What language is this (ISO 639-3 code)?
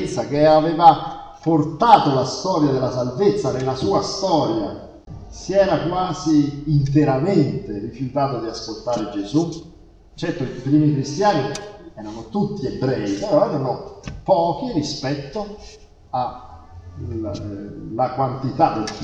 ita